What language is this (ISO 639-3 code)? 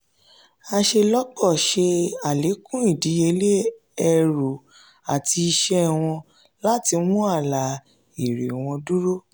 yor